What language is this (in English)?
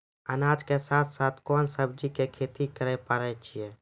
Maithili